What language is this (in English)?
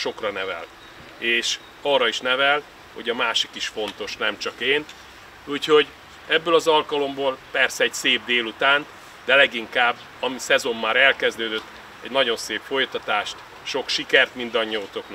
Hungarian